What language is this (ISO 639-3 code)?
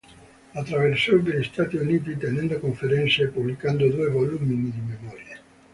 ita